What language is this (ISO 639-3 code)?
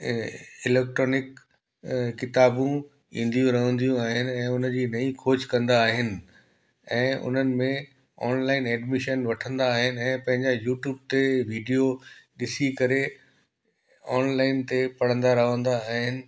snd